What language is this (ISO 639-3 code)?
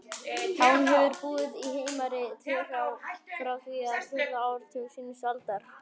isl